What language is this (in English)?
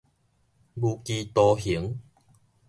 Min Nan Chinese